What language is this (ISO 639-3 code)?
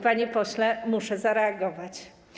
pol